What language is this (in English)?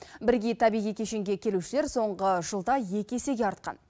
Kazakh